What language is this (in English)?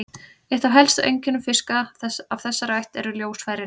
Icelandic